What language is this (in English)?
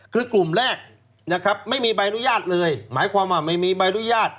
Thai